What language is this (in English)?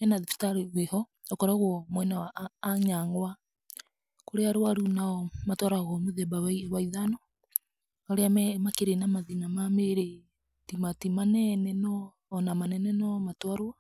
Kikuyu